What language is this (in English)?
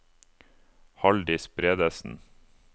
Norwegian